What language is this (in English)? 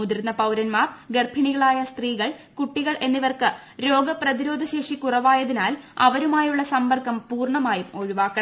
Malayalam